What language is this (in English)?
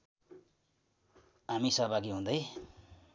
Nepali